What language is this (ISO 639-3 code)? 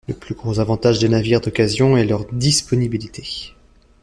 fra